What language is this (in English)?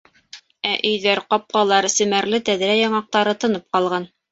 Bashkir